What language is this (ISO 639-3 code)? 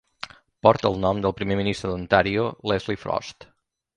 cat